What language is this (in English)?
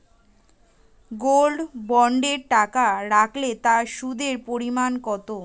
Bangla